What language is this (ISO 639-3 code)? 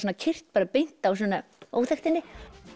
isl